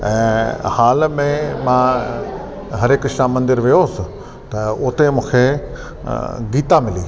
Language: Sindhi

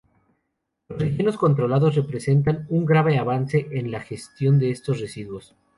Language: Spanish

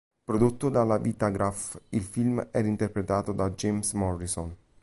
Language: Italian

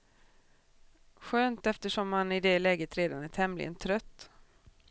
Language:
Swedish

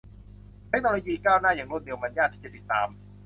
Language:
Thai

